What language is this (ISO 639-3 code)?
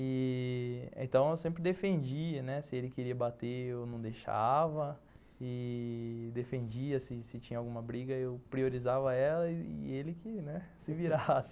por